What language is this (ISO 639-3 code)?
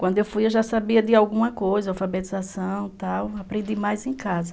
por